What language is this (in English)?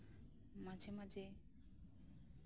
Santali